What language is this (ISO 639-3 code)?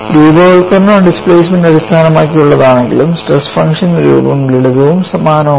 mal